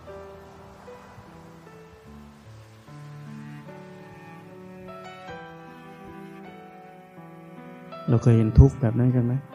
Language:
Thai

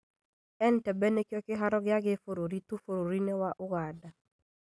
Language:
Kikuyu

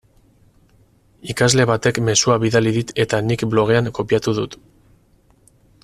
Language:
Basque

